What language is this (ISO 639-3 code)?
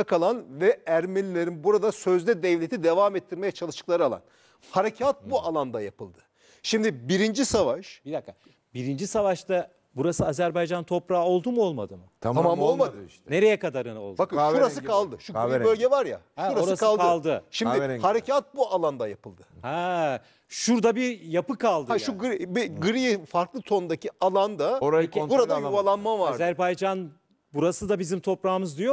tur